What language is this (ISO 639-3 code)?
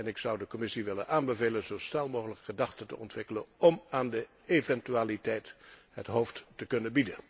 nld